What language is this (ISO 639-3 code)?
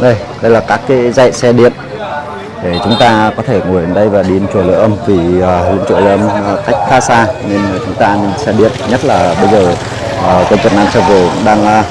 vie